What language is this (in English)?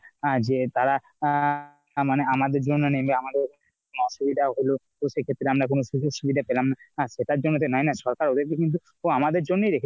Bangla